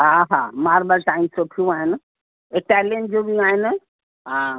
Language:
Sindhi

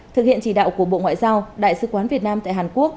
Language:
Vietnamese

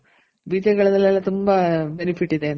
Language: Kannada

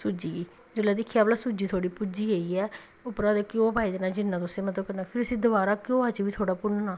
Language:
Dogri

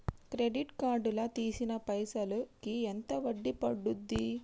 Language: Telugu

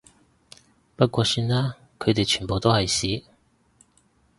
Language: Cantonese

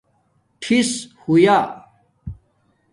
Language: Domaaki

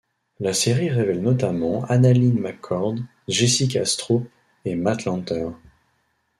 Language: French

